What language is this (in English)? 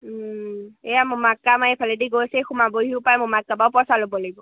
Assamese